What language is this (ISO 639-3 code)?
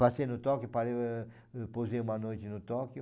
por